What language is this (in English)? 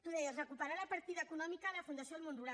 Catalan